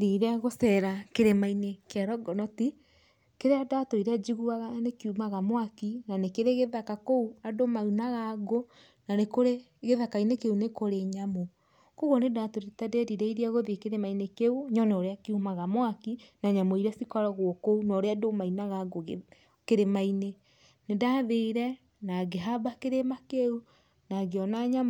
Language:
Kikuyu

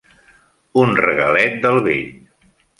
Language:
Catalan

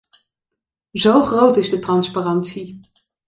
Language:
Dutch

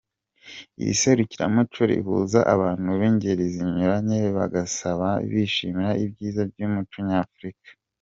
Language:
Kinyarwanda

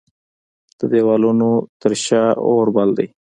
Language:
Pashto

